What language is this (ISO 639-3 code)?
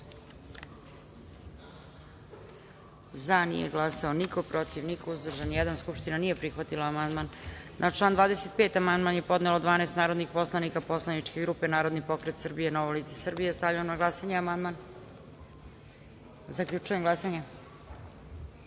srp